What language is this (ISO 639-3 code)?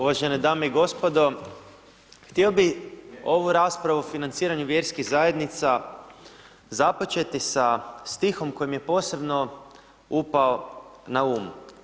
hrv